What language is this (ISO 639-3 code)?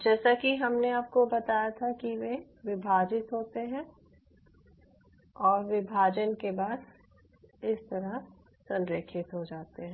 hin